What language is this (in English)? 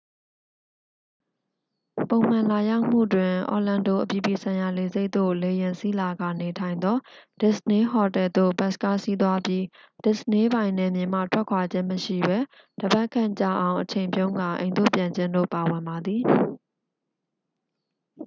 Burmese